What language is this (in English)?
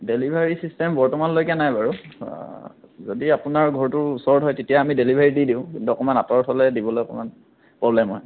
Assamese